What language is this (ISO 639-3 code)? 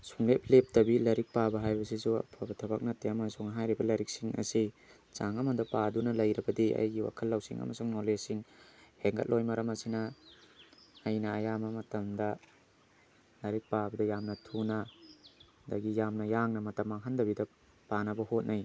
mni